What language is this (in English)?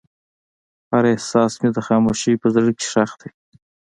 Pashto